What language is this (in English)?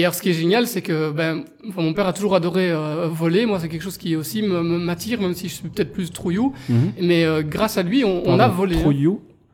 French